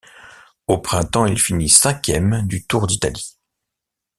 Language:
French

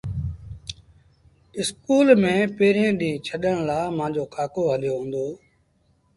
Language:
Sindhi Bhil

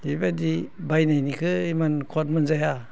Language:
Bodo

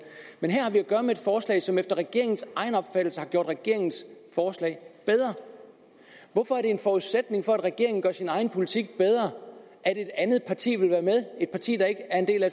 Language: Danish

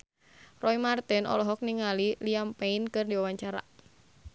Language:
Sundanese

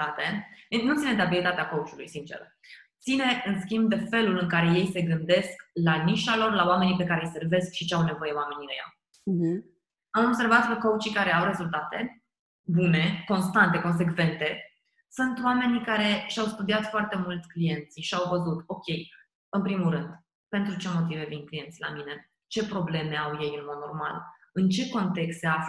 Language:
Romanian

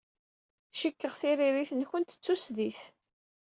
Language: Kabyle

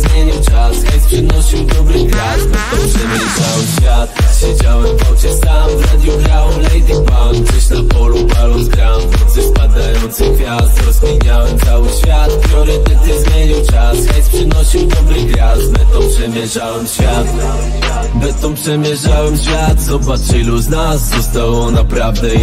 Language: Polish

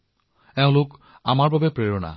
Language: Assamese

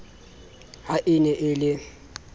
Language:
Southern Sotho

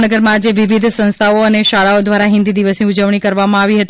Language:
Gujarati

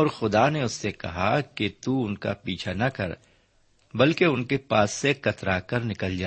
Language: Urdu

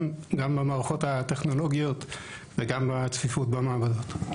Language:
Hebrew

